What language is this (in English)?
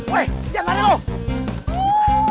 Indonesian